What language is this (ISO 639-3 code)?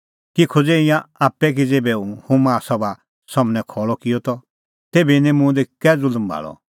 kfx